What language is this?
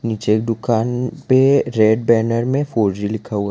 Hindi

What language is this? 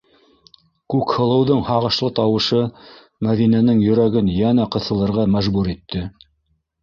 Bashkir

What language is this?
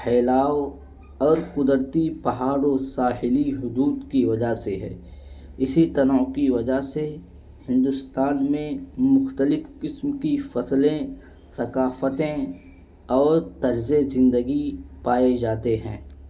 Urdu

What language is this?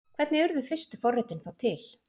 Icelandic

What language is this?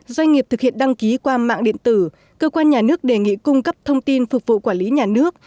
Vietnamese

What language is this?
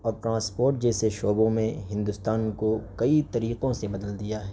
Urdu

